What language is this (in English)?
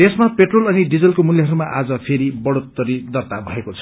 Nepali